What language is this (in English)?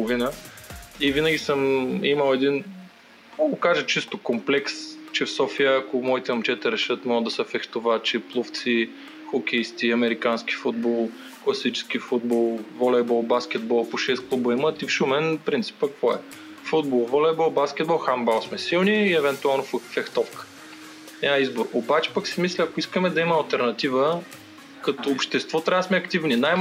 Bulgarian